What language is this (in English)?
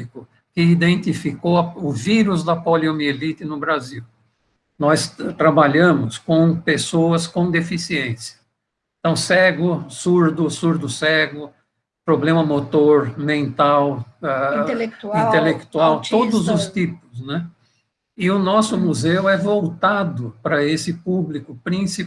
Portuguese